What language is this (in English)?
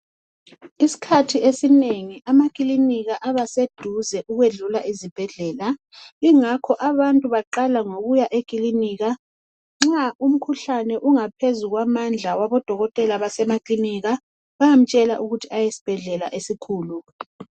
North Ndebele